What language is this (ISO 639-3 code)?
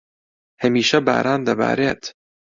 ckb